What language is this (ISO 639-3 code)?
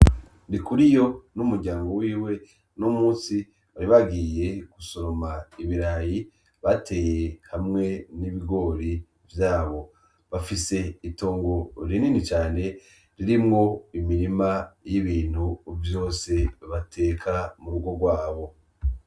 run